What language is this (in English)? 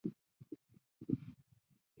Chinese